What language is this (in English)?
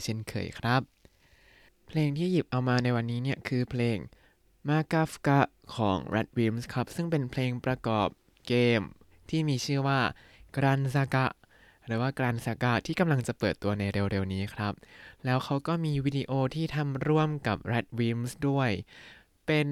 Thai